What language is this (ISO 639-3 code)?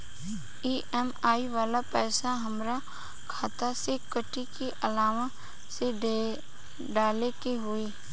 bho